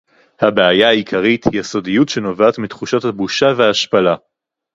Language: Hebrew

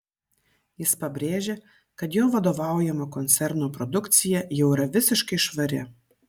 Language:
Lithuanian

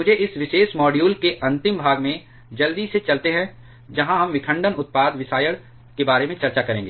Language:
Hindi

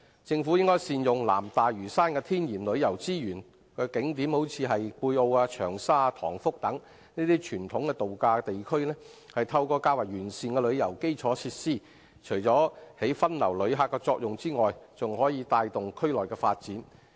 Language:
Cantonese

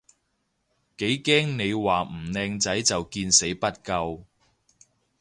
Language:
Cantonese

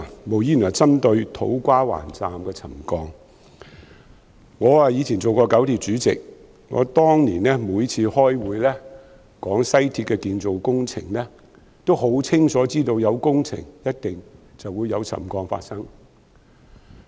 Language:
Cantonese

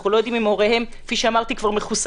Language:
Hebrew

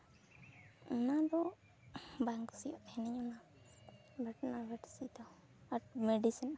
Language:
Santali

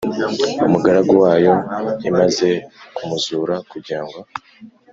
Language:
Kinyarwanda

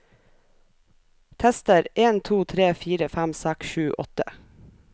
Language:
Norwegian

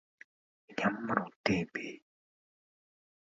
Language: Mongolian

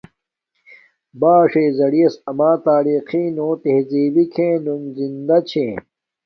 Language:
Domaaki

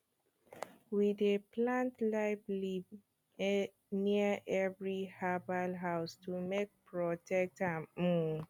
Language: Nigerian Pidgin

